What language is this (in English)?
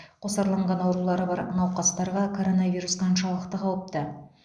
Kazakh